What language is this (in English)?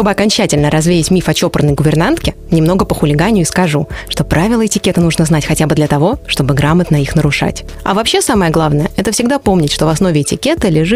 Russian